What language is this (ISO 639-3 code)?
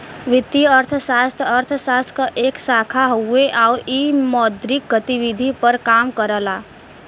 bho